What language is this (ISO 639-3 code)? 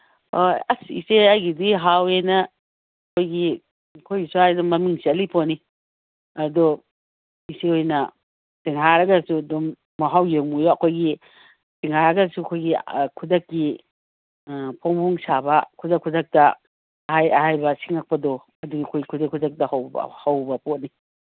mni